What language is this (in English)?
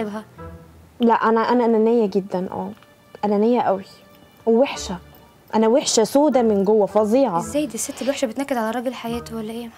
Arabic